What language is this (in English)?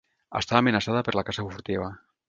Catalan